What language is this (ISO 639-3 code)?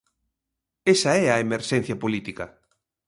glg